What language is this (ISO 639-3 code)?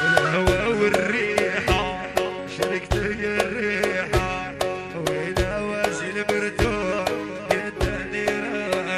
ara